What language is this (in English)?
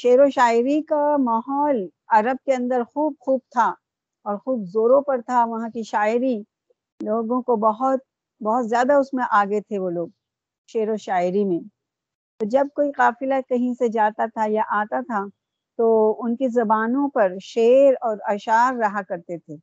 Urdu